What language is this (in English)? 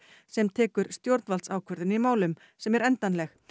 Icelandic